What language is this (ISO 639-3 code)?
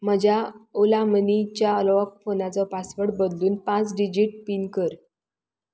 kok